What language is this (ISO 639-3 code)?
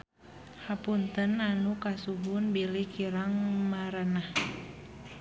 sun